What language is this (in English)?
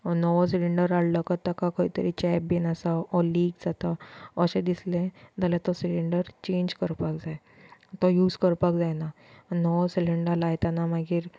Konkani